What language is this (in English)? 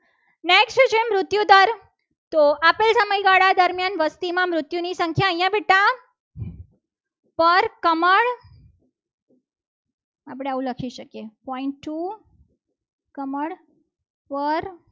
Gujarati